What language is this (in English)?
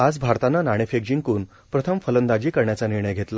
Marathi